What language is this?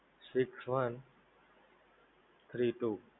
Gujarati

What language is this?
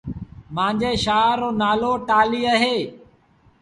Sindhi Bhil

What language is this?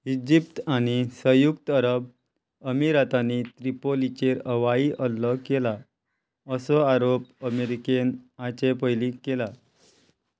Konkani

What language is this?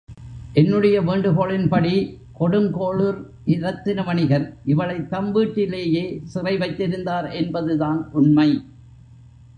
Tamil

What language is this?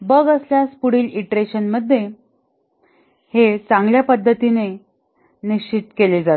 Marathi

